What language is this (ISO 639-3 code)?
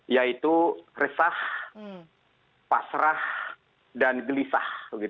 ind